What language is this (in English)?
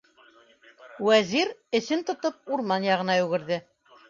Bashkir